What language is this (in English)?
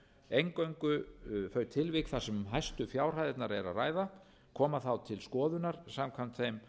Icelandic